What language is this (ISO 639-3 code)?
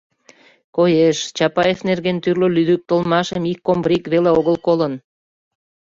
chm